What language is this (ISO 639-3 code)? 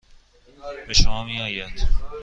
fas